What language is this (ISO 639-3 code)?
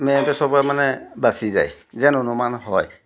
asm